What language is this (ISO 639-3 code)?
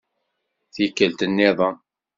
kab